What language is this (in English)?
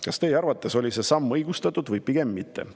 Estonian